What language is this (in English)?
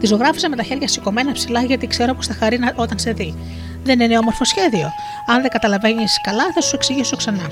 Greek